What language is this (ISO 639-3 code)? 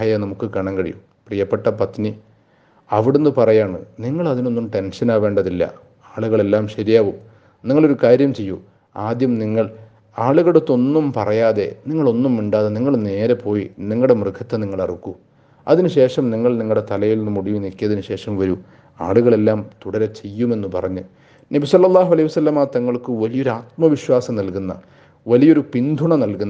mal